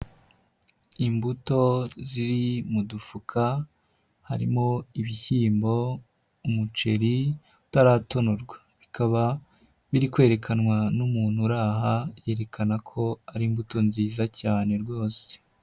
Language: Kinyarwanda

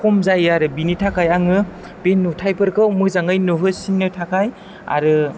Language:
Bodo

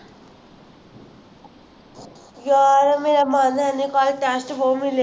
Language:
Punjabi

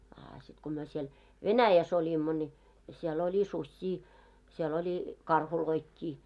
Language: Finnish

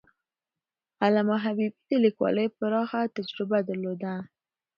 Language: Pashto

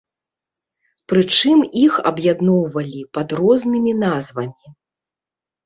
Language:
Belarusian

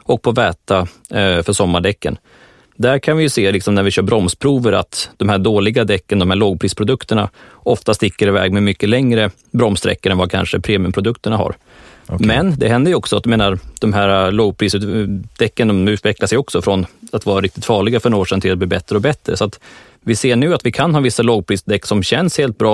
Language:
Swedish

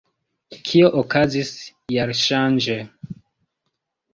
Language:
Esperanto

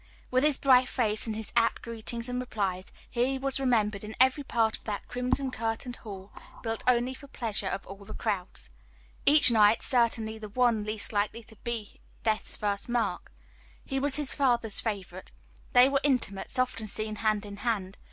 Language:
English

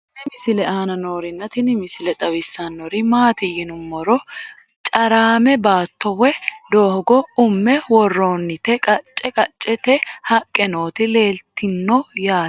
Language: Sidamo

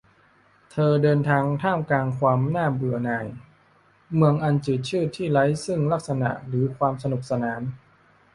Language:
Thai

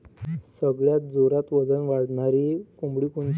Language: Marathi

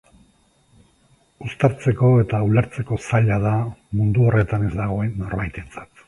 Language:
Basque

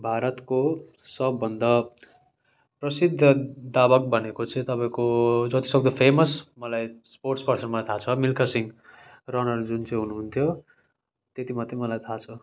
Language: Nepali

